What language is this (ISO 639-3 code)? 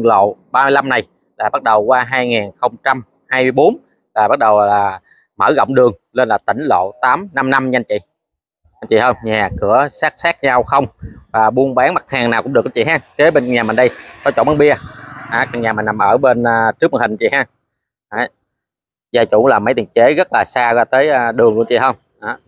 vie